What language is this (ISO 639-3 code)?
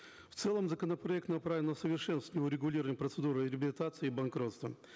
kaz